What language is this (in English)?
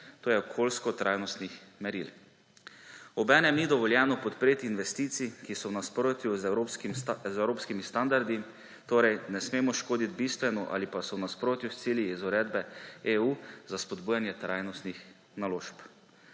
Slovenian